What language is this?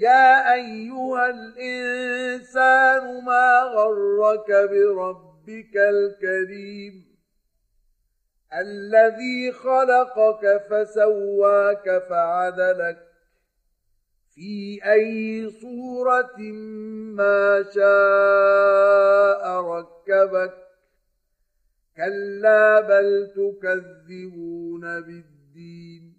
Arabic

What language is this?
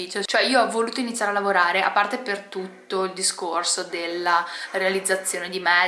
Italian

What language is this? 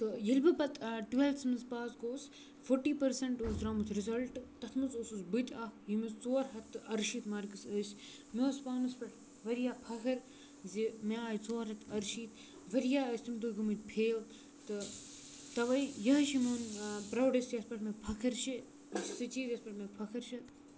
Kashmiri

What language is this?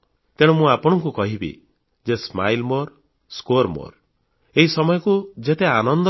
Odia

